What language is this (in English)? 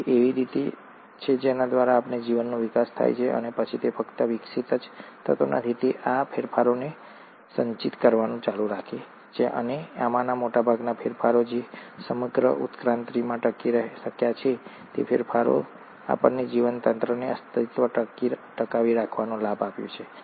Gujarati